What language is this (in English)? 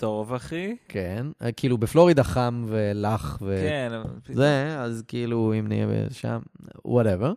Hebrew